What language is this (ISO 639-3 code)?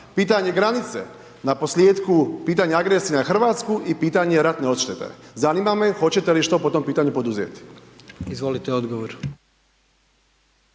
hrv